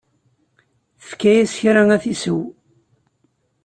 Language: Kabyle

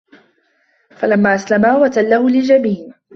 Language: Arabic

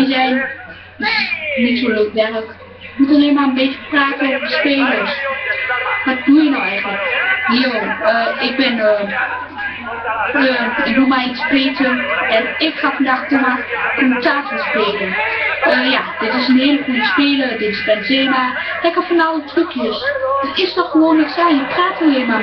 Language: Dutch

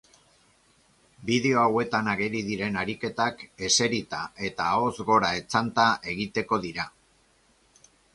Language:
Basque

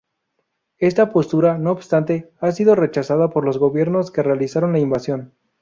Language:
Spanish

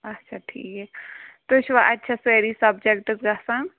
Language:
Kashmiri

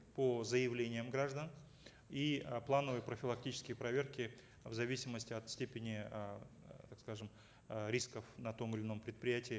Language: Kazakh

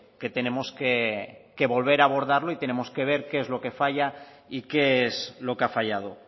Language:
Spanish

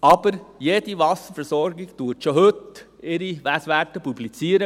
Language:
Swiss German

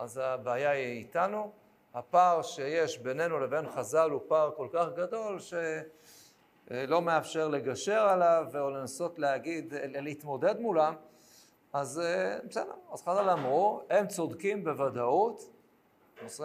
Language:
Hebrew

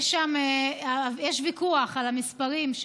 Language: Hebrew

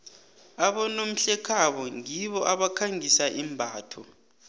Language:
South Ndebele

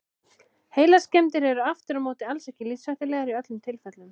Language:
Icelandic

